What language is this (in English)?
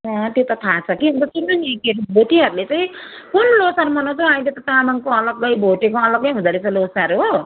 Nepali